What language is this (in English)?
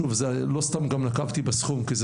Hebrew